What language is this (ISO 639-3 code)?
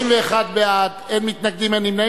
heb